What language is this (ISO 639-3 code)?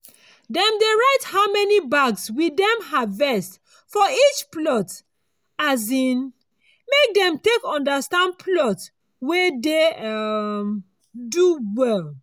pcm